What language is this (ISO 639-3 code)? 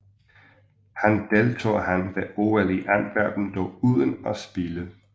dan